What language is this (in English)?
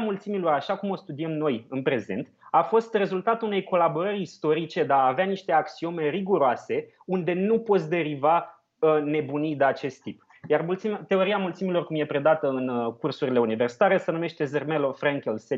Romanian